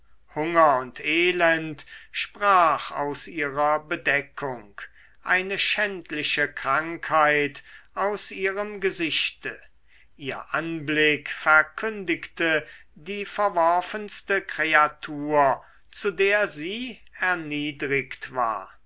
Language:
German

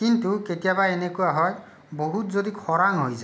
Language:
Assamese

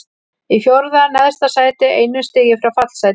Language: Icelandic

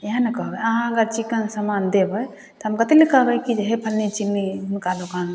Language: Maithili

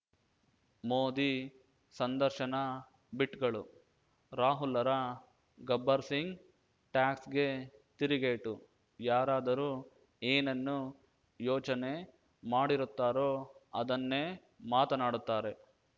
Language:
Kannada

